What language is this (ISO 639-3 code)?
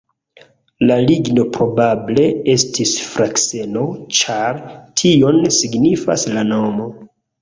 epo